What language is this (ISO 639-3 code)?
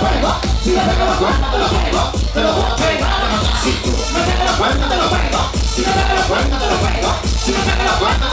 tha